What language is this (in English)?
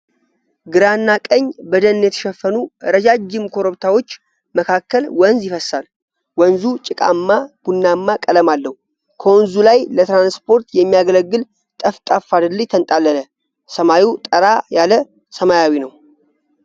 Amharic